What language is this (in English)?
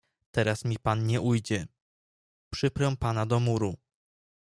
Polish